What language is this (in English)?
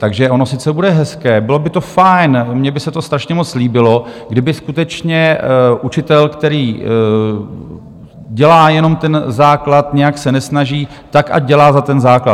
Czech